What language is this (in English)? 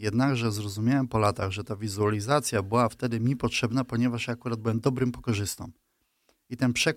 Polish